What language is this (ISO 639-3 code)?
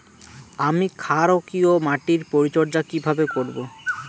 ben